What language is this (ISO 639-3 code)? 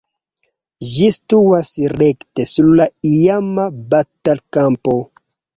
epo